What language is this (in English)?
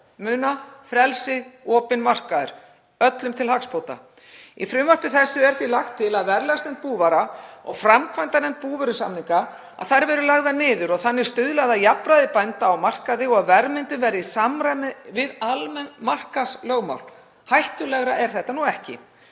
Icelandic